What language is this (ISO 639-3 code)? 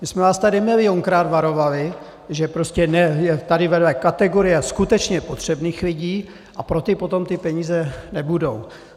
ces